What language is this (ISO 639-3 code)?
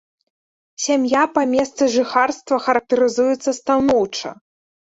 bel